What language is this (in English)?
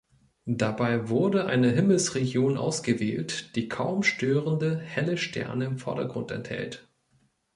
German